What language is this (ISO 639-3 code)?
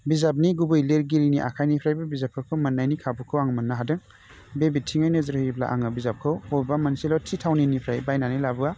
brx